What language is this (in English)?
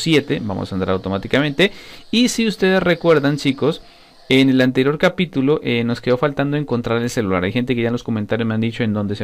Spanish